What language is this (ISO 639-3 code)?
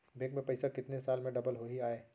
hne